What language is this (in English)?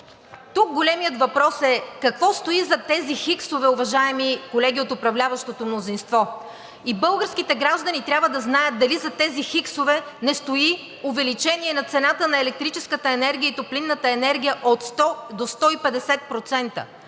Bulgarian